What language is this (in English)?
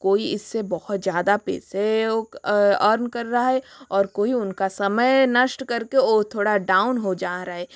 Hindi